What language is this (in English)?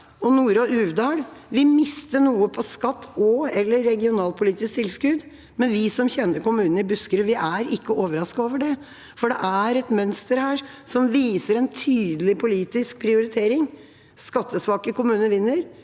Norwegian